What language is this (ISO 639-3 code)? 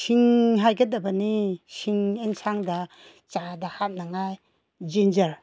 mni